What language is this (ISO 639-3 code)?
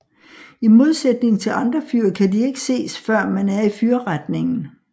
dan